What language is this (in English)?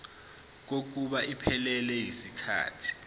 Zulu